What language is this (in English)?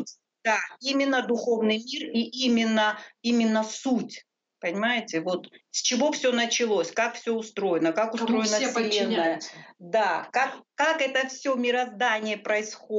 Russian